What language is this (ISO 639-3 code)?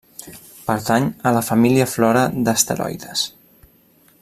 cat